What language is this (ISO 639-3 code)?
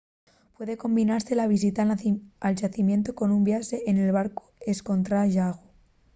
ast